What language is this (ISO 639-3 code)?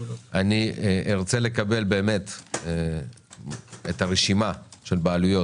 heb